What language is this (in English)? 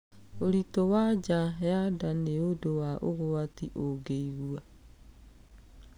Kikuyu